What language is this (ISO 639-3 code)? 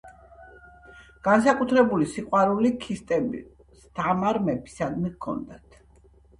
kat